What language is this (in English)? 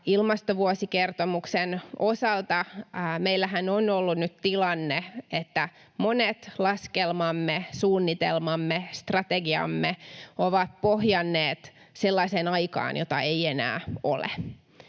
Finnish